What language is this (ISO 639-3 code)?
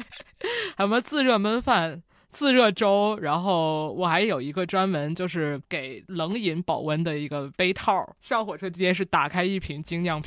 zho